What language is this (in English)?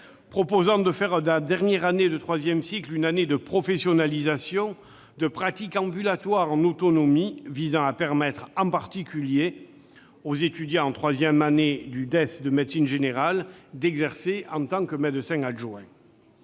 French